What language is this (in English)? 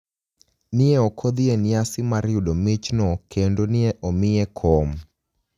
Luo (Kenya and Tanzania)